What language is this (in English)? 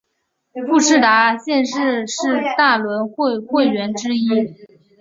Chinese